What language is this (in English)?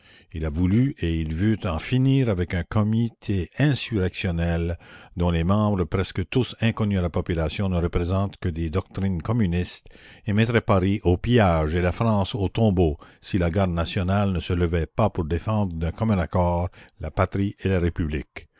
French